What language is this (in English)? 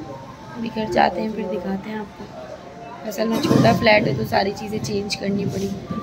Hindi